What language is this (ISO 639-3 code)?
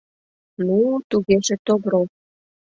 chm